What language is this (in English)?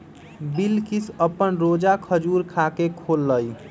Magahi